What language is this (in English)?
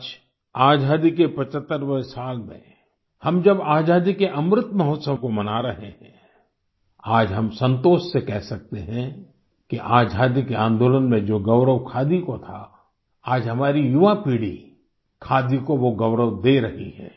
Hindi